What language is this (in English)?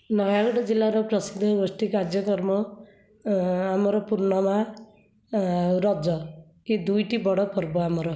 Odia